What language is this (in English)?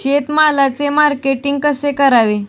Marathi